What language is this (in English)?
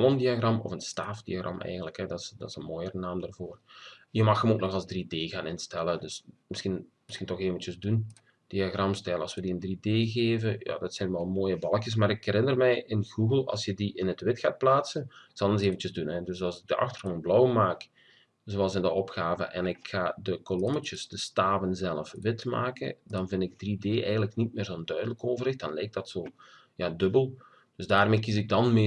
Dutch